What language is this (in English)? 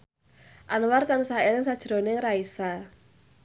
Javanese